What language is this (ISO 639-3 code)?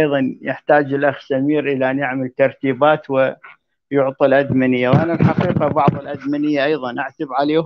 ara